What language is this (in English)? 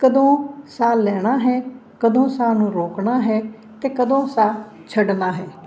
Punjabi